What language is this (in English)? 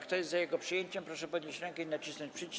Polish